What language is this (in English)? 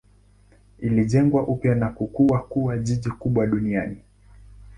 Swahili